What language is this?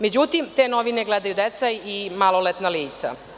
Serbian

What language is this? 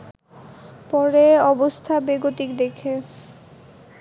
Bangla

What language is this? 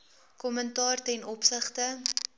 Afrikaans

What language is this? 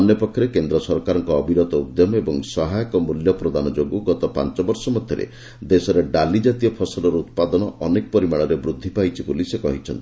Odia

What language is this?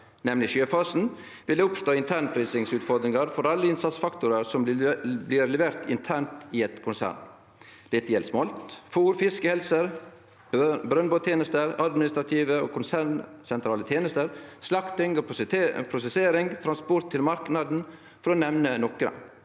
Norwegian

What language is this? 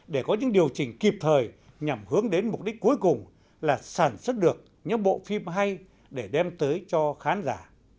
Vietnamese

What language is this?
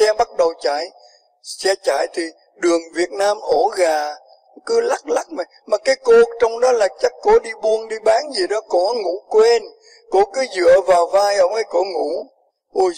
Vietnamese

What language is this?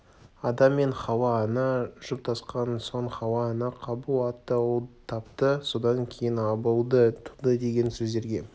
Kazakh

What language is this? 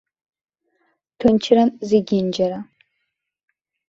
Abkhazian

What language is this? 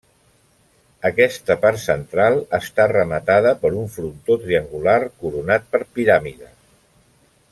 Catalan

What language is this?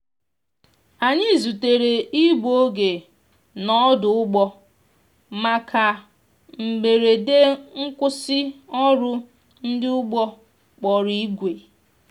Igbo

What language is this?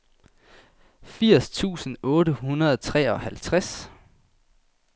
Danish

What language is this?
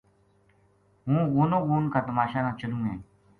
Gujari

